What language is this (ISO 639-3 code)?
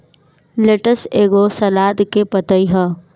bho